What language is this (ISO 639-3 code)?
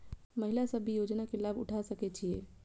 mai